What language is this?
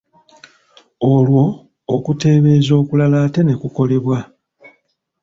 Ganda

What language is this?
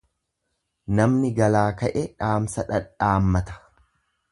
Oromo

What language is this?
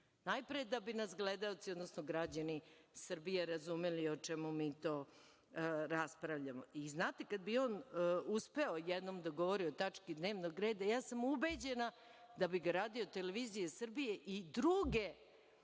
Serbian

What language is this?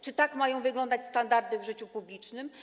Polish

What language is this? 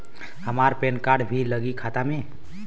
Bhojpuri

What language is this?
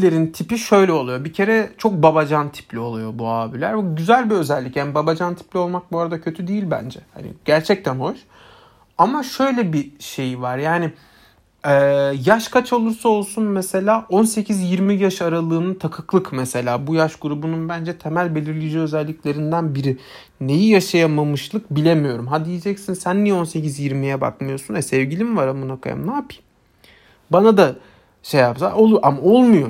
Turkish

